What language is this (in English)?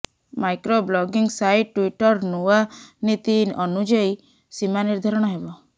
Odia